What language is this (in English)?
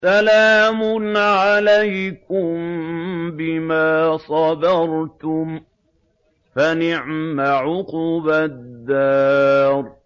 Arabic